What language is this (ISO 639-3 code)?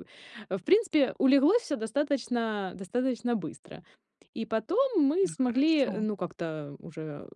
rus